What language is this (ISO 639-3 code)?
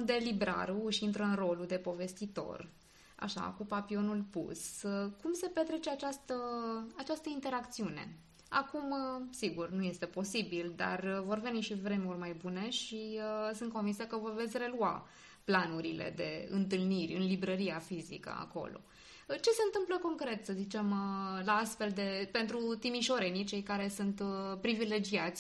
ron